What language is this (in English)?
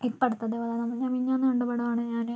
Malayalam